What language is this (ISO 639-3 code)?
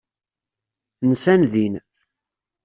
kab